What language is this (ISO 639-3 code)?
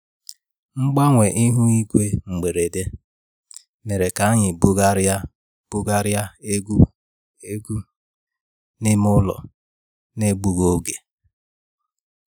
ibo